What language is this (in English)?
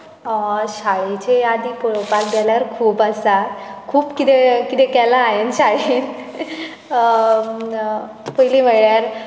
Konkani